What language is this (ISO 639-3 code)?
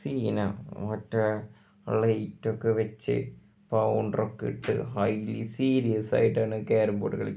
mal